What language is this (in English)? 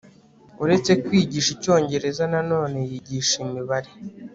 Kinyarwanda